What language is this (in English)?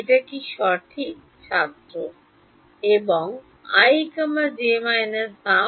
Bangla